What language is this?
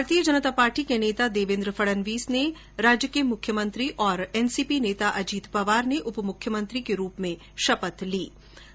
Hindi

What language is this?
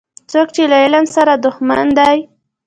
Pashto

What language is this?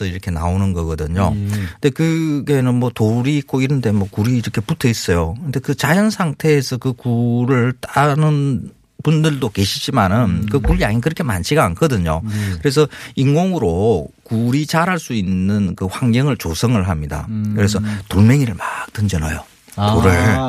Korean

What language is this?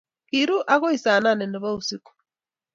Kalenjin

